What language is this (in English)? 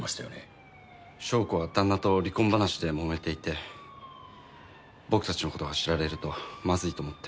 Japanese